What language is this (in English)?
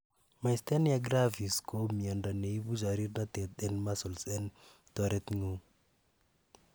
Kalenjin